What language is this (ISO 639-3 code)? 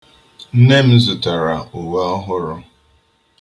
ibo